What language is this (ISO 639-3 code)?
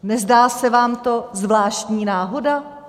ces